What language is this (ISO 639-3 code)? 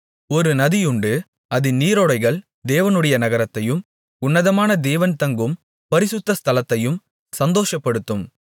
tam